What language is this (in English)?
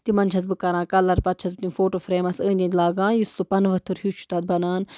Kashmiri